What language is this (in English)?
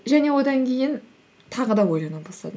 Kazakh